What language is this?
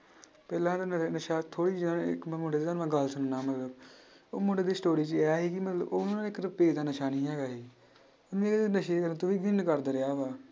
Punjabi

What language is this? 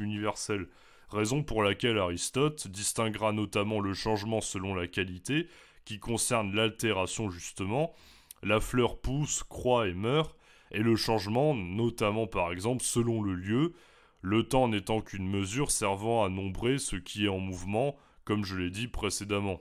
French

